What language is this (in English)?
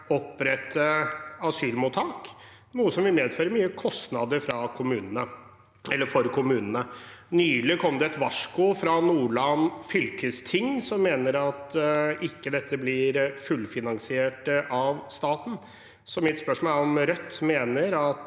Norwegian